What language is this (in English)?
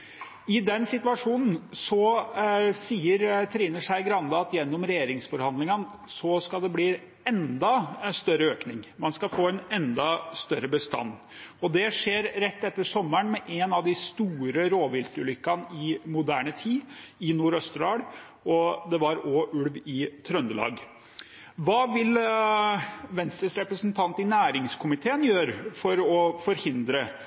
Norwegian